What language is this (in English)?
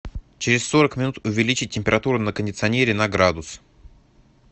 Russian